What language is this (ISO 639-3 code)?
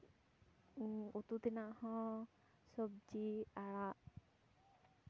sat